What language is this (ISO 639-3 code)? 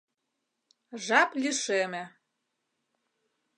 chm